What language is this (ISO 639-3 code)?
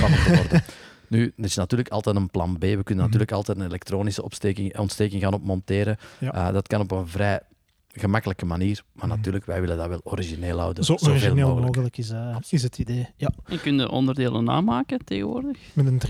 nld